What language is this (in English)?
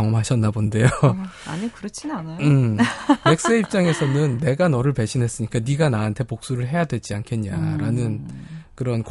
Korean